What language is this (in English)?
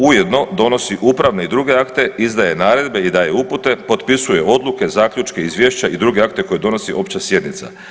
Croatian